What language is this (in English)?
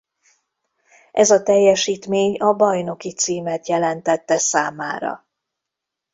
Hungarian